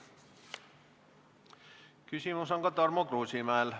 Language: Estonian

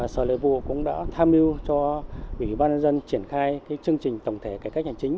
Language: Vietnamese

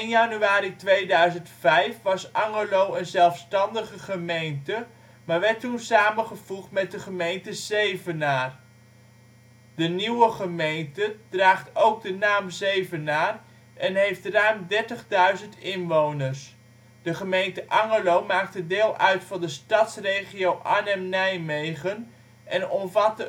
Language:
Dutch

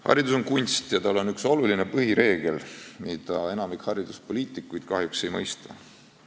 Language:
Estonian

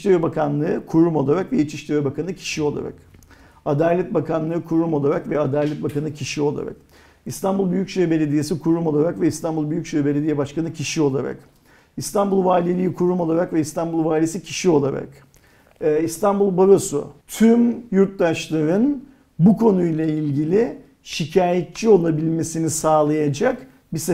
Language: Turkish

